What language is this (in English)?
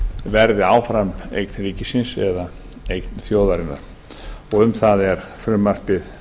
Icelandic